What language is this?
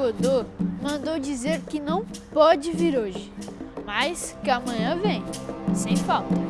Portuguese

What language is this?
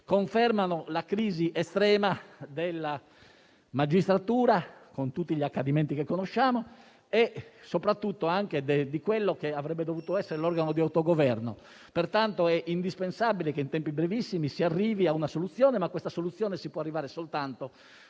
Italian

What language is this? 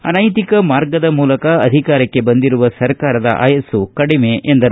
Kannada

